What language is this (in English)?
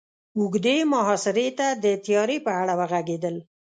Pashto